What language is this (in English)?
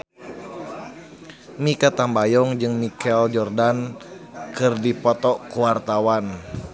Sundanese